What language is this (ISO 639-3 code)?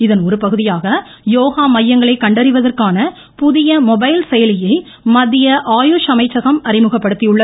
tam